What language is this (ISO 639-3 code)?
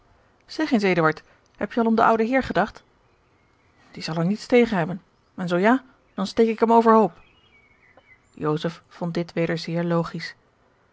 nld